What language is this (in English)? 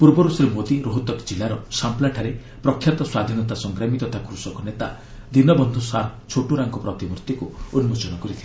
Odia